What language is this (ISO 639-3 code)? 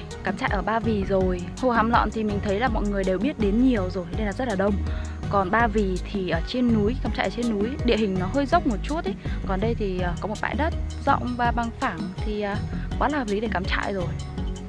vie